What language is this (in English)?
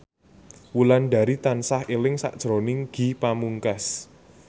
Javanese